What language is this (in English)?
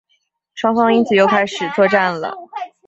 Chinese